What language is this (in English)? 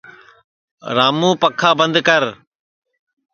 Sansi